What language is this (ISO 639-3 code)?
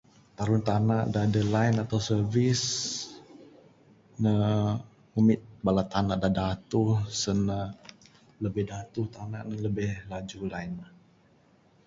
sdo